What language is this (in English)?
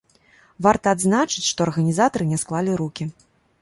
Belarusian